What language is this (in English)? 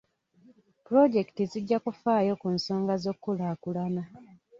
Ganda